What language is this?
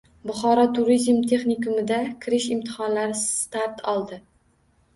Uzbek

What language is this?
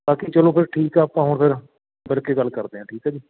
Punjabi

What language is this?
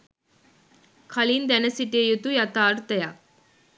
Sinhala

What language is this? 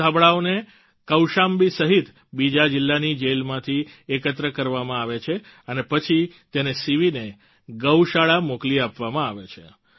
Gujarati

